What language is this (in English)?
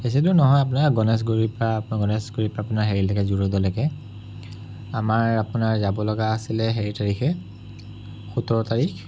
Assamese